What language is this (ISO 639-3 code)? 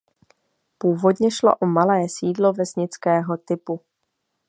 ces